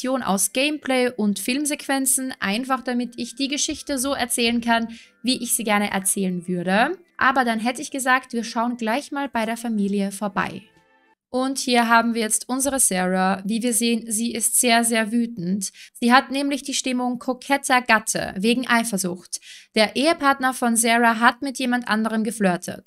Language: German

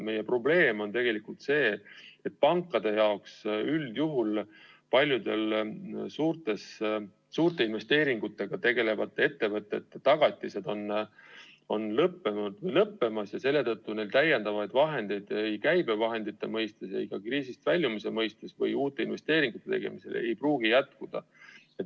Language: Estonian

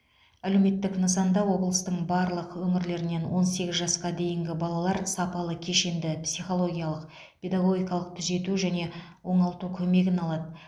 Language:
Kazakh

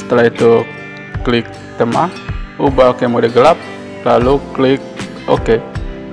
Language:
Indonesian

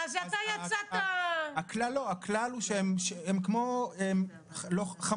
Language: Hebrew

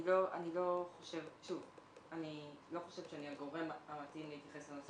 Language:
Hebrew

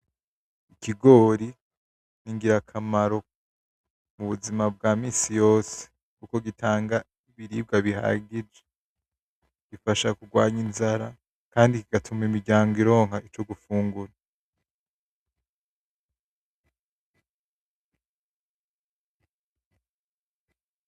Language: Rundi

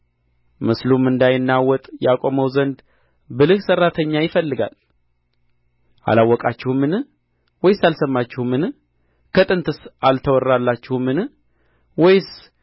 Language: Amharic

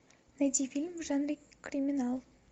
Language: Russian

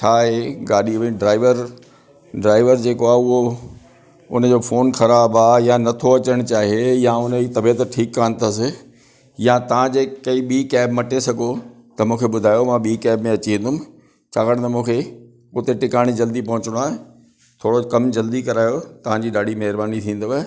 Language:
Sindhi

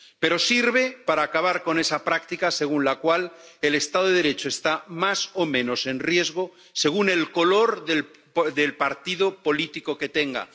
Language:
Spanish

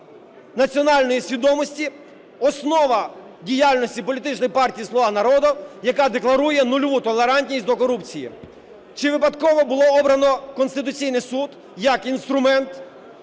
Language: Ukrainian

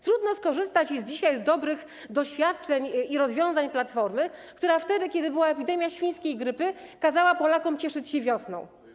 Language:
Polish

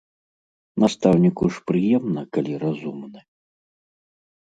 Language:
Belarusian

